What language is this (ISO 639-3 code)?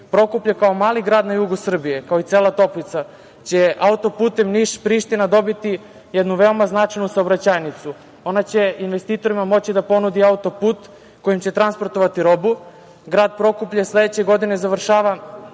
srp